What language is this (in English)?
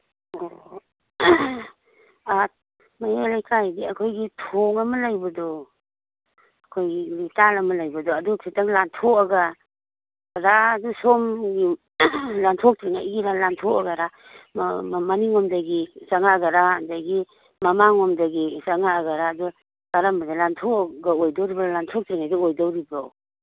Manipuri